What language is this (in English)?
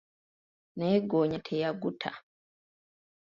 Ganda